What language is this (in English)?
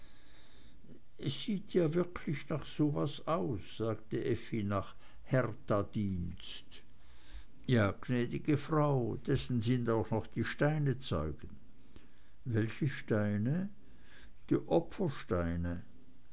German